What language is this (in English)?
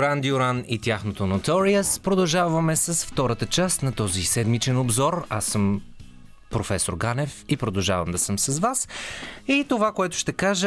Bulgarian